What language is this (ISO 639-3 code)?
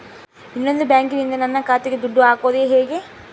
kan